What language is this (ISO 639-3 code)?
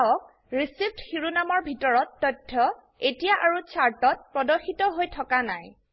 asm